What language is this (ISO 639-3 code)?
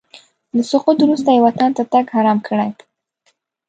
pus